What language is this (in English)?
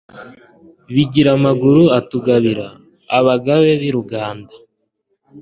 Kinyarwanda